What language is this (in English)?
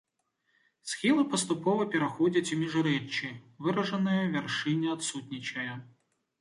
Belarusian